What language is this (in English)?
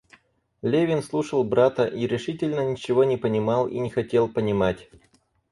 Russian